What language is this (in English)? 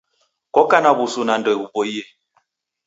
Taita